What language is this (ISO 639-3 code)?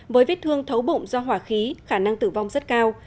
vie